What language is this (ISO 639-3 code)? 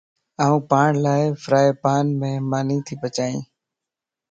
lss